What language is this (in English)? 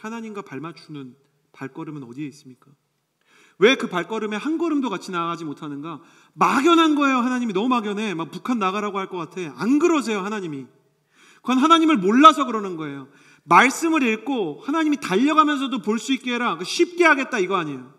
Korean